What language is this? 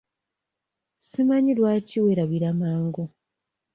Ganda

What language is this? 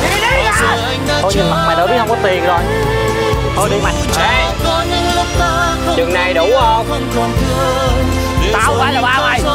Vietnamese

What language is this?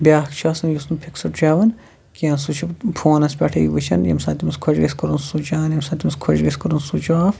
Kashmiri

